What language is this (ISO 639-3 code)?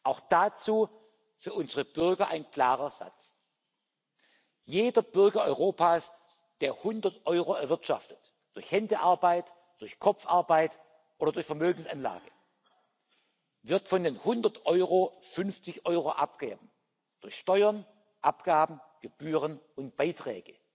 deu